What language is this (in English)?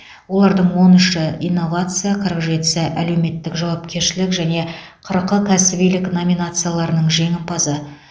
Kazakh